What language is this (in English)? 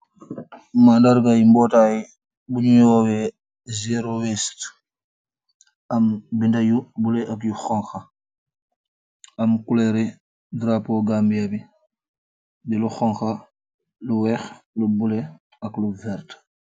Wolof